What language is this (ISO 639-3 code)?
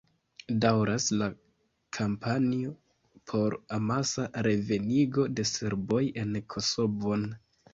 epo